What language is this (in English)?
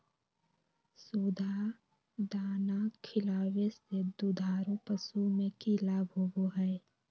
Magahi